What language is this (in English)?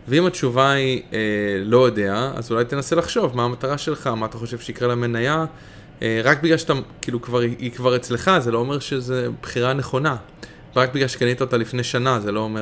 Hebrew